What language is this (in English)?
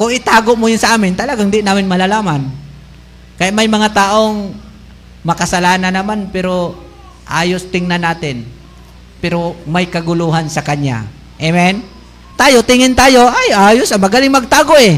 Filipino